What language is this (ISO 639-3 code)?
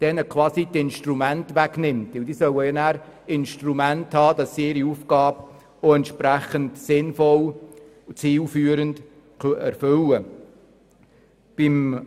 gsw